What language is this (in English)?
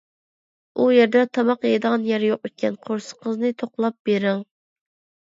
Uyghur